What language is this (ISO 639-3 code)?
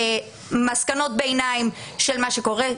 heb